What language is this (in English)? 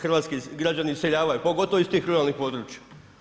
Croatian